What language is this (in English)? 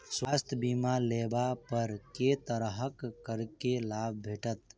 Maithili